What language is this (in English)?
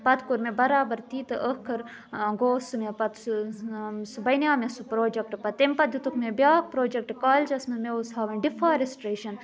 Kashmiri